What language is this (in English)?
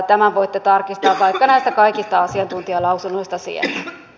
Finnish